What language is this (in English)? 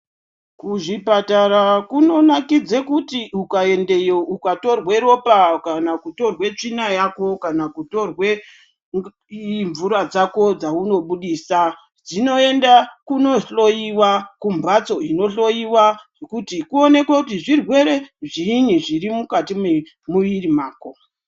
Ndau